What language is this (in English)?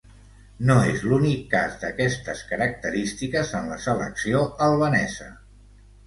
Catalan